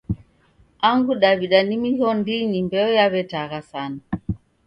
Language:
Taita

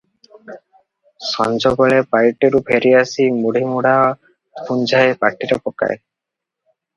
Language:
Odia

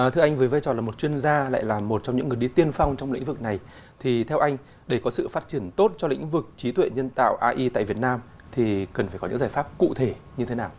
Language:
Vietnamese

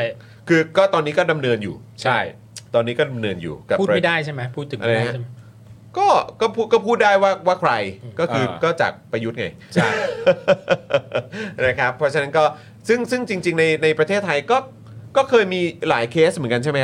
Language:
Thai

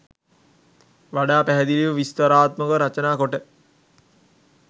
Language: Sinhala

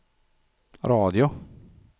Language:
Swedish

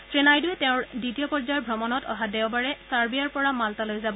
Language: Assamese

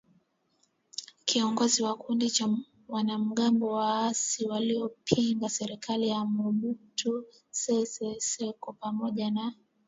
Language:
Swahili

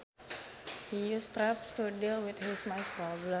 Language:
Sundanese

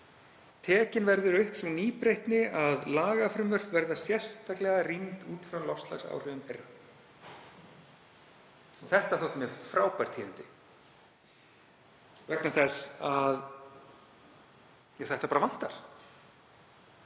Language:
Icelandic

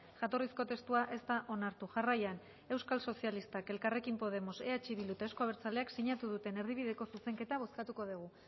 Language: Basque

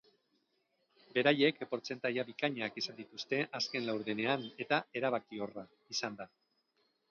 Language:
Basque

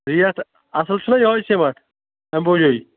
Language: Kashmiri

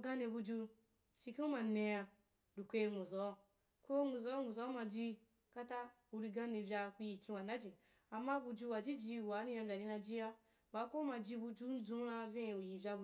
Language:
Wapan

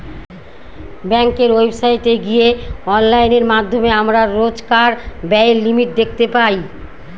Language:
Bangla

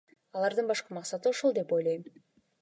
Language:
Kyrgyz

